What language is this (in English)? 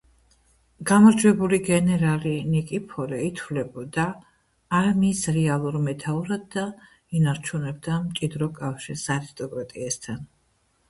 Georgian